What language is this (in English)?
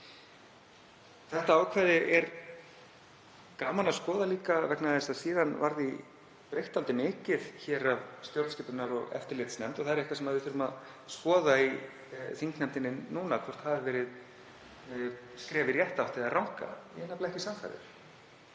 Icelandic